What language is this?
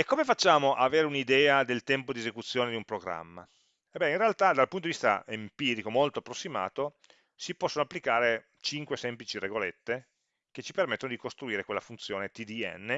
Italian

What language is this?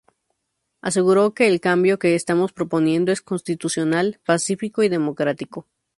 Spanish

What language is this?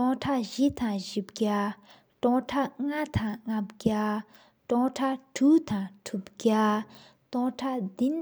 Sikkimese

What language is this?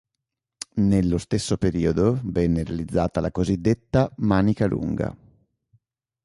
Italian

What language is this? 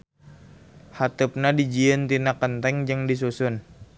Sundanese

